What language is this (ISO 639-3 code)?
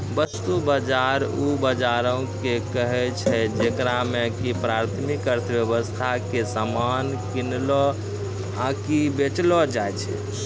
mai